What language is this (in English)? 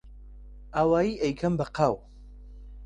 Central Kurdish